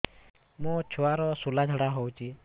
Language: Odia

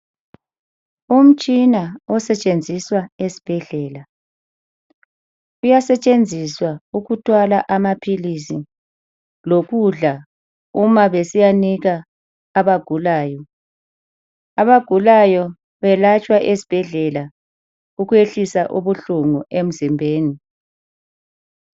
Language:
North Ndebele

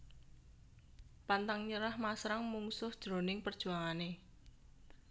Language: Javanese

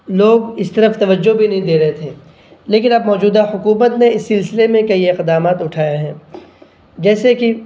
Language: Urdu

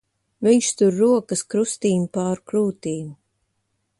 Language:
Latvian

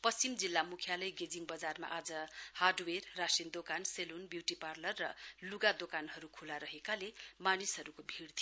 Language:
Nepali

